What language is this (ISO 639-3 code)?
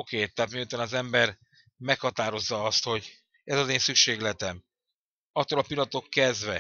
hun